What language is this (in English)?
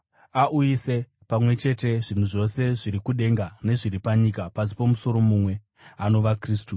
Shona